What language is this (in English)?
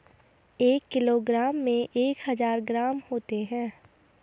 Hindi